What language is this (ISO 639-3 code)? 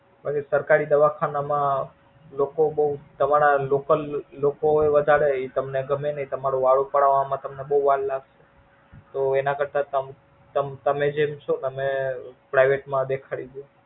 guj